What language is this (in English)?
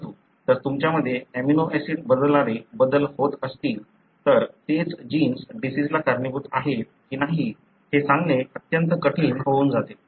Marathi